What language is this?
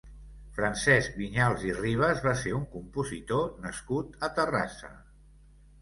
Catalan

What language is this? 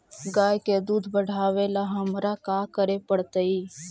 Magahi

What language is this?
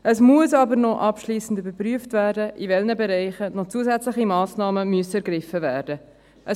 Swiss German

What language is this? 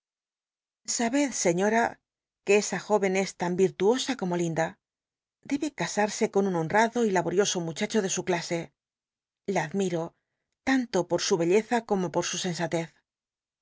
Spanish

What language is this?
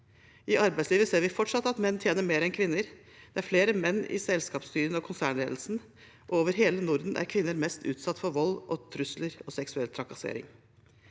Norwegian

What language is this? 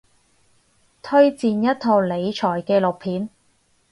Cantonese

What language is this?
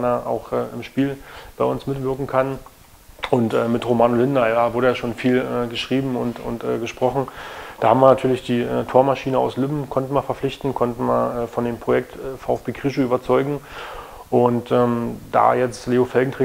German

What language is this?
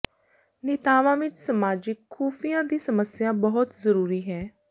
Punjabi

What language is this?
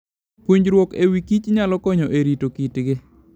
Luo (Kenya and Tanzania)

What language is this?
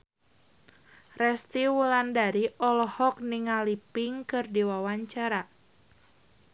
Sundanese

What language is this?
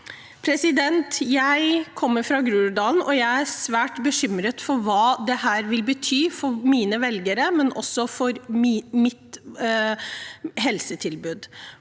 Norwegian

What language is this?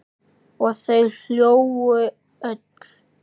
Icelandic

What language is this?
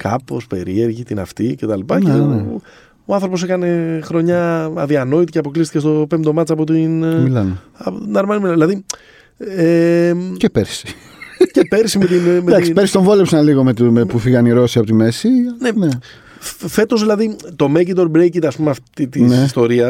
Greek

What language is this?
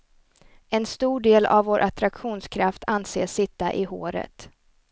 Swedish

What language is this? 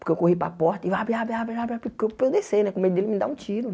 Portuguese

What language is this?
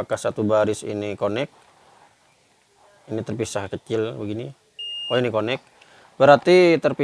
Indonesian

